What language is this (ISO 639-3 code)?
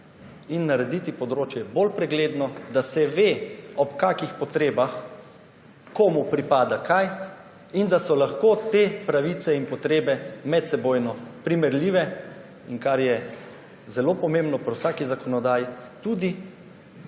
slv